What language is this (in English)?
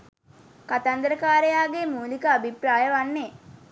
Sinhala